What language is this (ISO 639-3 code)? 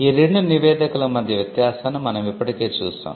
tel